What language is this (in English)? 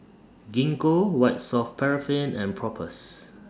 English